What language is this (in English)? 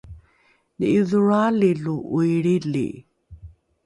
Rukai